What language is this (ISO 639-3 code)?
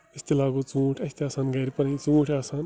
kas